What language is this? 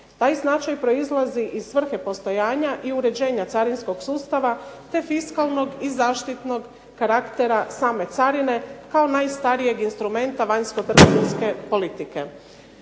Croatian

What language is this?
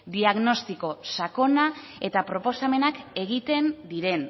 Basque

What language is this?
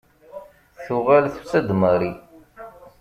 Kabyle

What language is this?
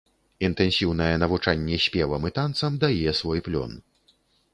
Belarusian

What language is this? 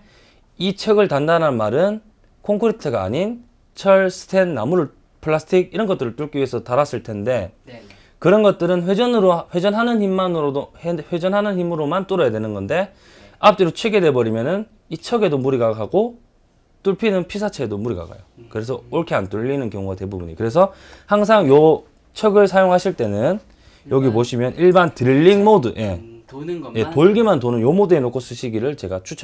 Korean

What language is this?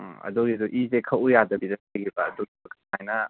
Manipuri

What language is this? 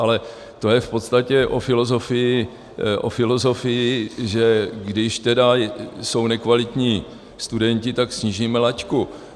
Czech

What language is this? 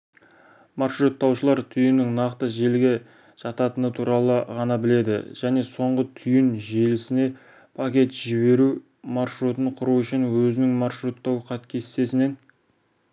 Kazakh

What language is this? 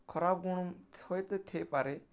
Odia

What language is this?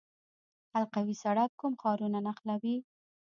Pashto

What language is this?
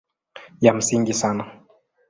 Swahili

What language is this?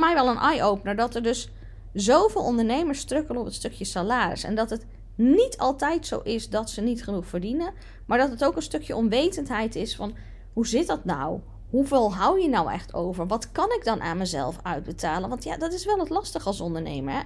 Dutch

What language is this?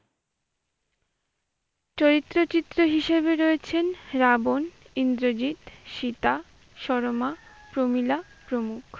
Bangla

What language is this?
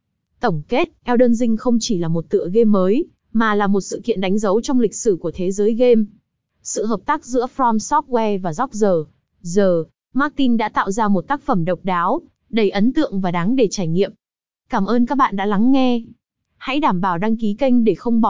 Vietnamese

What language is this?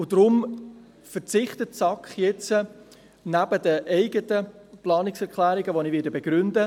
Swiss German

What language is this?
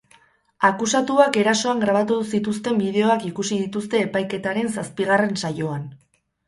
Basque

